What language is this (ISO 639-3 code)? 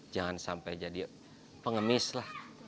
ind